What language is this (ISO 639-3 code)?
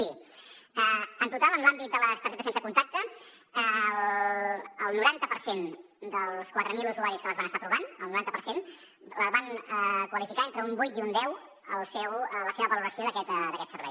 cat